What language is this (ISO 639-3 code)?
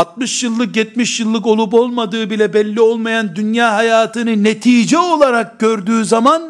tur